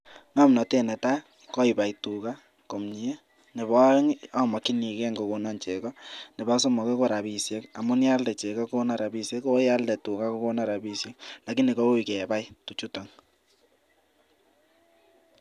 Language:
Kalenjin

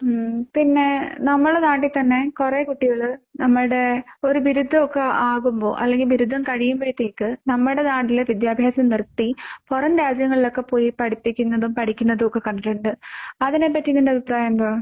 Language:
Malayalam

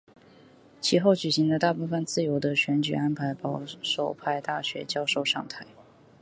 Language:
Chinese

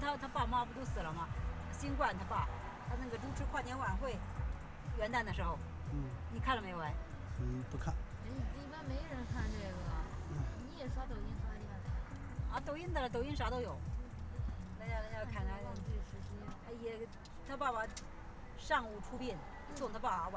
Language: Chinese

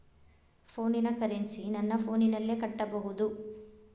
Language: Kannada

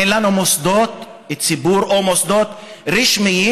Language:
Hebrew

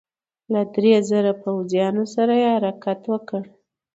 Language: Pashto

